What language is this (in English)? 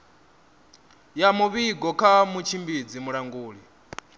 Venda